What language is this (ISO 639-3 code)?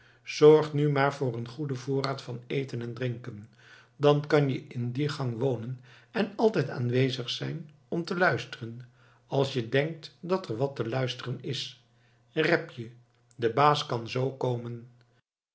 nld